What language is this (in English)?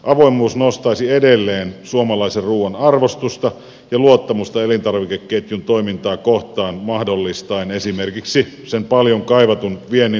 Finnish